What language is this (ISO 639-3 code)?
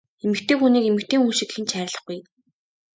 mon